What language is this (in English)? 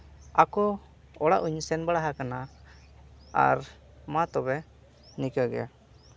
Santali